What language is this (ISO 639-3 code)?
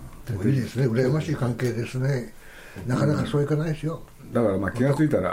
jpn